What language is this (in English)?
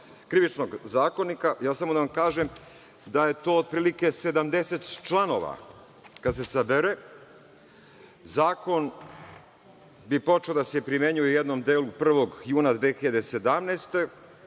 Serbian